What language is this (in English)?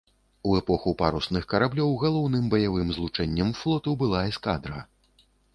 Belarusian